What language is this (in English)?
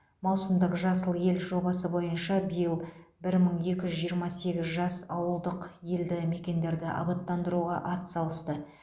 Kazakh